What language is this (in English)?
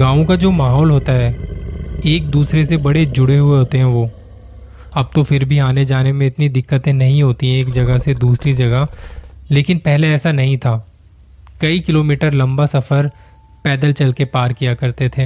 Hindi